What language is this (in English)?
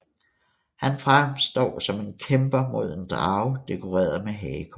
Danish